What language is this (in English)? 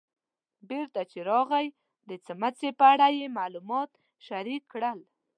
Pashto